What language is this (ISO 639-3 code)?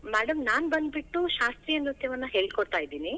kan